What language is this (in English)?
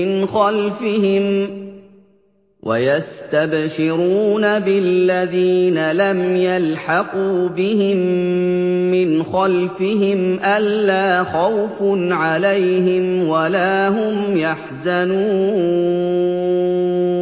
Arabic